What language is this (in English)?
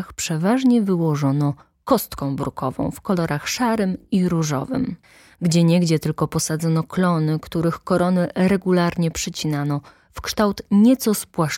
Polish